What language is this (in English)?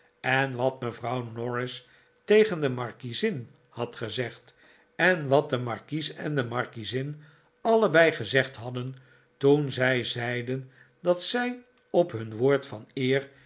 Dutch